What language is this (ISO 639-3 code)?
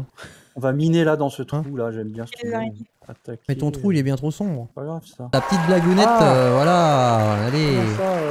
fra